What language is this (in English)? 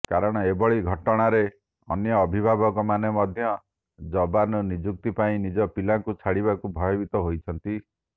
Odia